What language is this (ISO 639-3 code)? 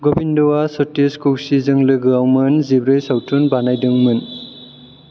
brx